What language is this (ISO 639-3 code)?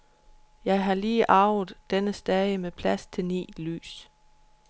dan